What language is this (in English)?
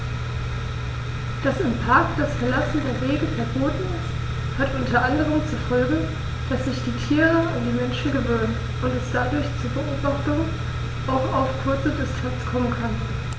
German